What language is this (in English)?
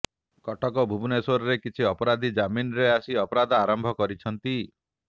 Odia